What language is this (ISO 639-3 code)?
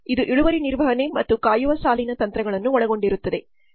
kan